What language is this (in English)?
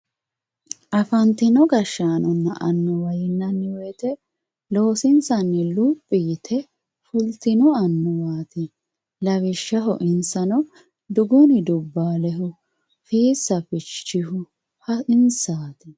Sidamo